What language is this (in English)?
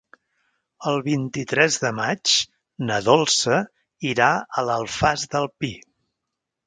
Catalan